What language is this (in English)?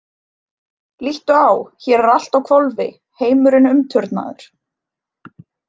Icelandic